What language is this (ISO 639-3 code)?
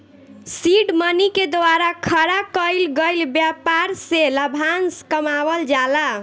bho